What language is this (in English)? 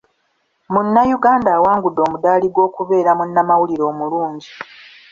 Ganda